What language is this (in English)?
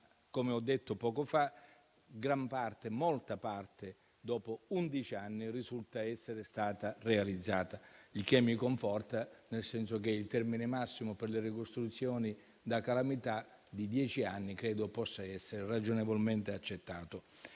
Italian